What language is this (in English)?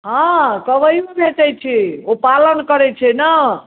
Maithili